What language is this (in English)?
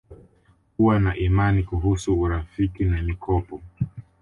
Swahili